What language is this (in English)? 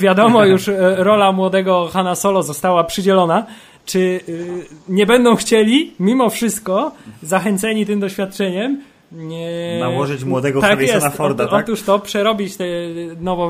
Polish